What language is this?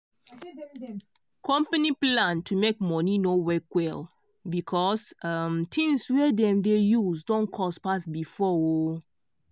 Nigerian Pidgin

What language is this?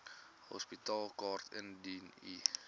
Afrikaans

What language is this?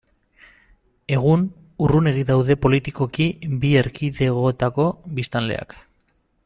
Basque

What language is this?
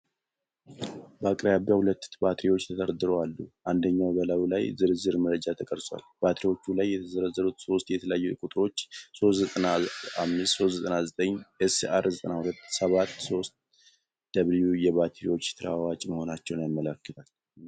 Amharic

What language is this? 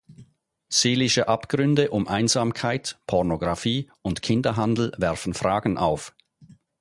German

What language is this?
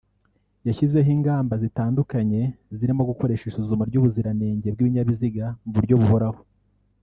Kinyarwanda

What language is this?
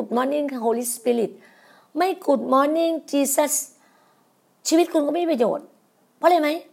Thai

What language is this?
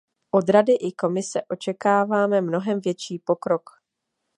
Czech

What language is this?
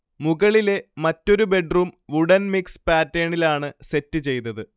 Malayalam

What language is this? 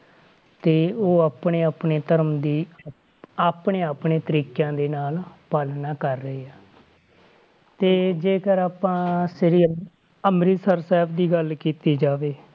Punjabi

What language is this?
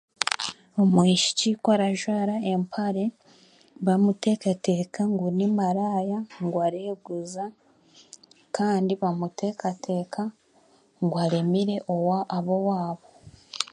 Chiga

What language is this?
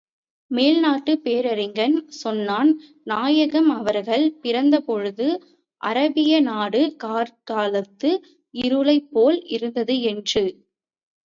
Tamil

